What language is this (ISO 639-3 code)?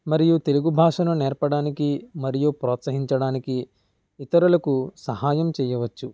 tel